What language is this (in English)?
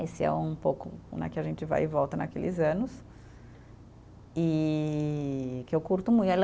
Portuguese